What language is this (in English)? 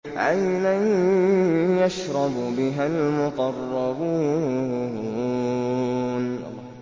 Arabic